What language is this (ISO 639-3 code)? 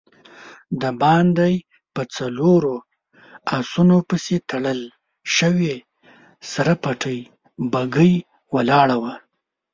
pus